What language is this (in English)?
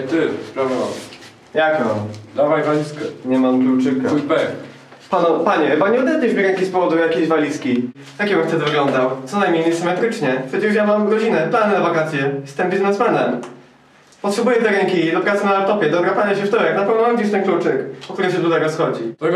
Polish